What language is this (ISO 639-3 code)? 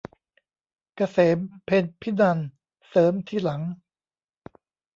tha